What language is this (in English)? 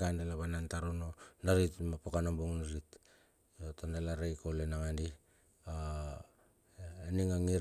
Bilur